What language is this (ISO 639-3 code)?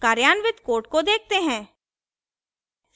hin